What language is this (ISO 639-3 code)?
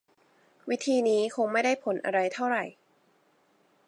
tha